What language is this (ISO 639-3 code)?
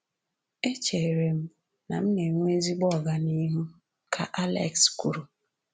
ibo